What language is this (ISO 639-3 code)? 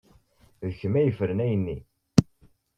kab